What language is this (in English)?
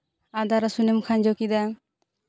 Santali